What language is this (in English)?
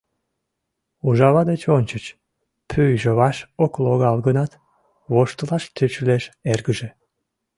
Mari